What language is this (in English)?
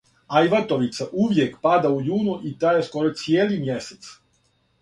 Serbian